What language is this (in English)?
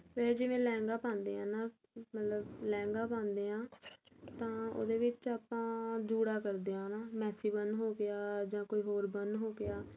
Punjabi